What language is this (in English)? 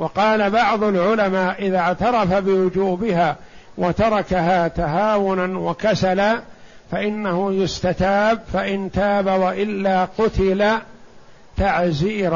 Arabic